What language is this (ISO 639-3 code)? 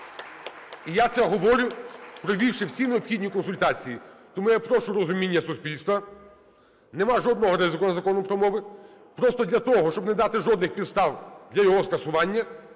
ukr